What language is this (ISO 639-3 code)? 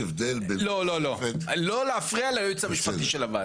heb